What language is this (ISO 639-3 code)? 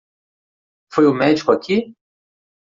por